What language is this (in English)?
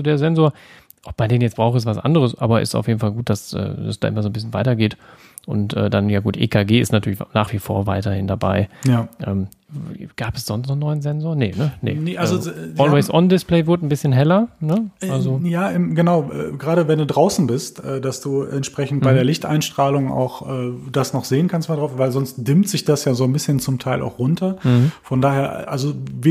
German